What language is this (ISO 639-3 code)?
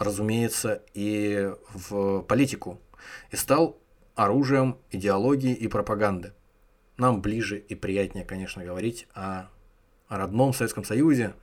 rus